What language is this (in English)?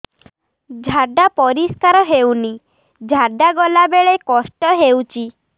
Odia